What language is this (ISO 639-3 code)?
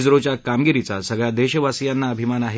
mar